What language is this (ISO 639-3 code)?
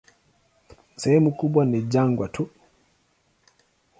swa